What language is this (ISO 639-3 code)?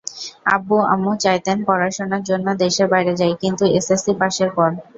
ben